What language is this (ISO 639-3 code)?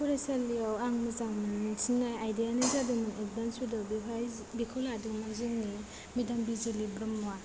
brx